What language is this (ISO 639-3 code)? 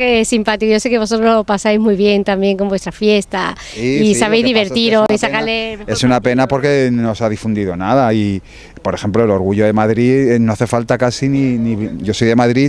spa